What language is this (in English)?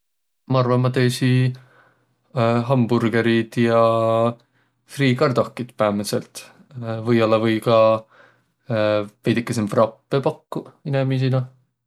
Võro